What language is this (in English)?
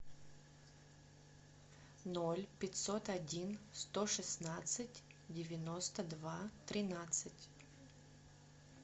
Russian